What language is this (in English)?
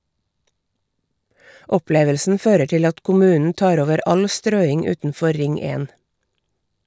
Norwegian